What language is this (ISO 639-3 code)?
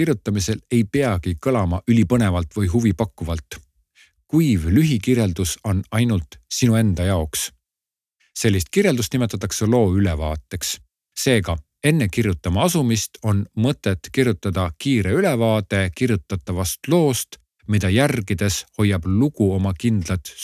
ces